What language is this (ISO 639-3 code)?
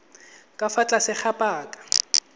tsn